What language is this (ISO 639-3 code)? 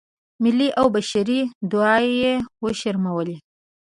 pus